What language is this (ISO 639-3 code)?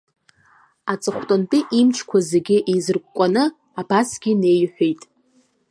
abk